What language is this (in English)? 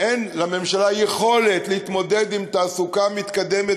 Hebrew